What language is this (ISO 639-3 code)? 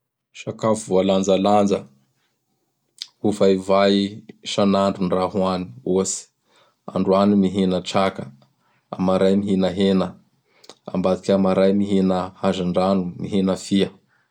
bhr